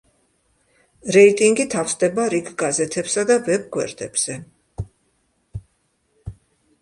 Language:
Georgian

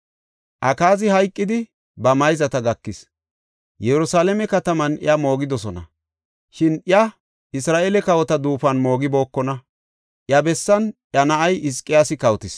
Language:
Gofa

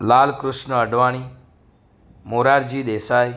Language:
Gujarati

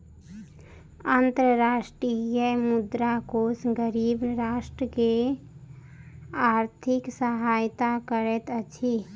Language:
Maithili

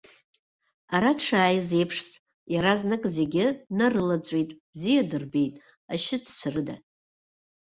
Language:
Abkhazian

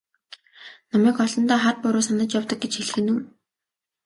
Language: Mongolian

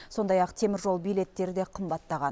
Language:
Kazakh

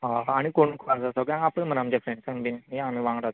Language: Konkani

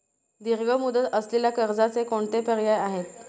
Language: Marathi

